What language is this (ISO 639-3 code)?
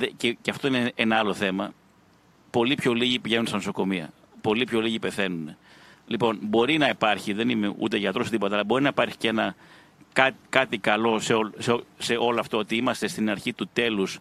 ell